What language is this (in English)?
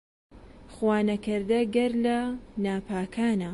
Central Kurdish